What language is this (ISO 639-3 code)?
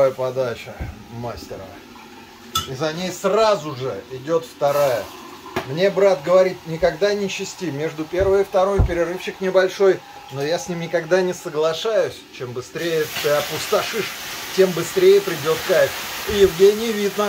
rus